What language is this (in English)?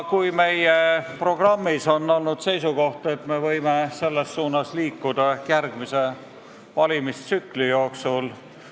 Estonian